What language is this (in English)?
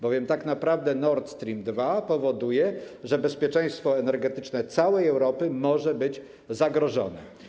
Polish